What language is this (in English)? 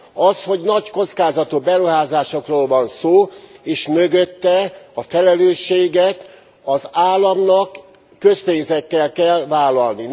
Hungarian